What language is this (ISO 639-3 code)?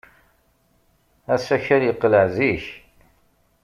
kab